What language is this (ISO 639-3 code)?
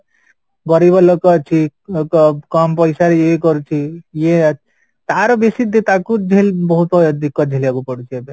ori